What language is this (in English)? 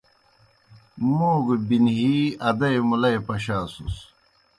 Kohistani Shina